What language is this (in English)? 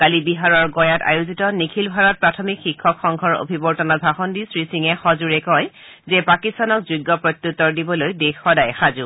Assamese